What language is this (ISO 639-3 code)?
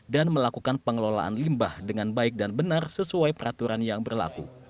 ind